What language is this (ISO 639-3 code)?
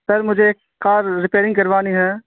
urd